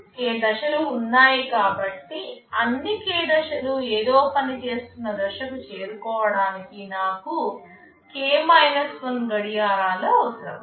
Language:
Telugu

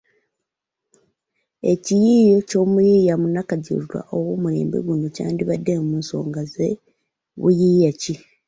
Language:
Ganda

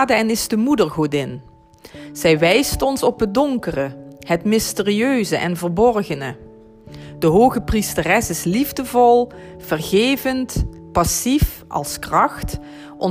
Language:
Dutch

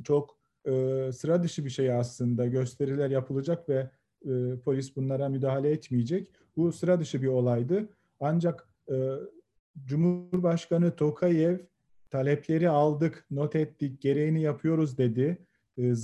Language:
Turkish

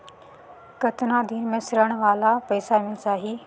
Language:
Chhattisgarhi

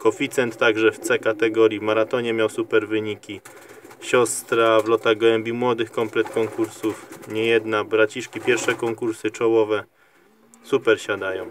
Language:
Polish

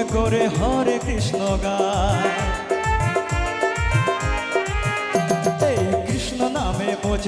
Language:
Hindi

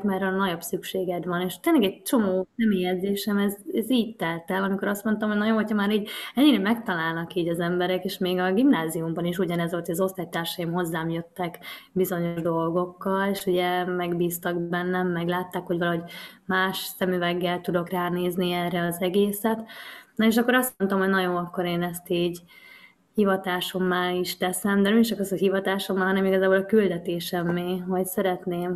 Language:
Hungarian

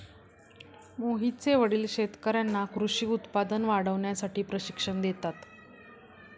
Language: Marathi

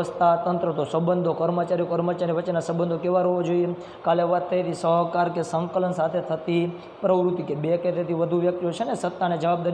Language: Romanian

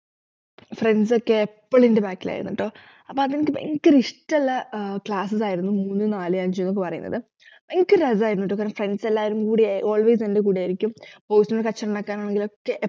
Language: Malayalam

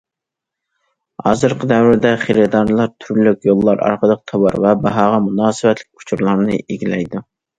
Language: Uyghur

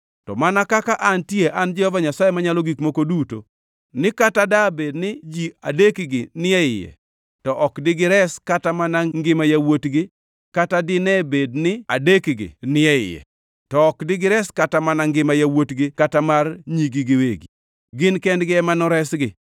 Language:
Luo (Kenya and Tanzania)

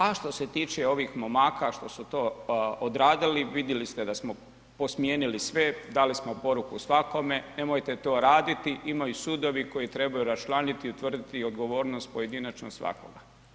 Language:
Croatian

